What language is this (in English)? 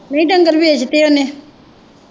Punjabi